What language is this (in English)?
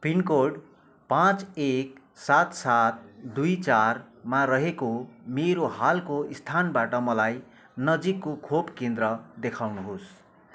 Nepali